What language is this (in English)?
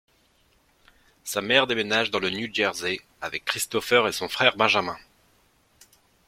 French